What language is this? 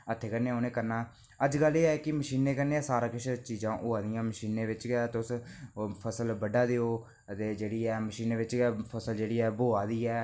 Dogri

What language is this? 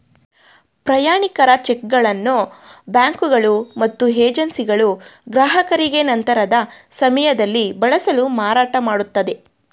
Kannada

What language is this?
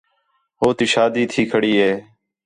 Khetrani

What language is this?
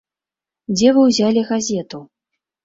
Belarusian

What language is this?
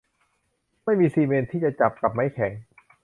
Thai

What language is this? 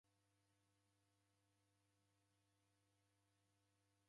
Taita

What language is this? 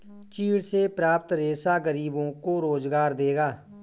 Hindi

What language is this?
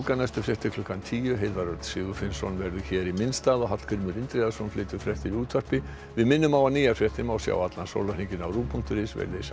Icelandic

